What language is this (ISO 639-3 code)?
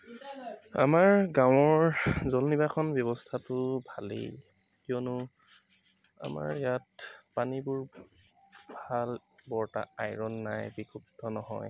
asm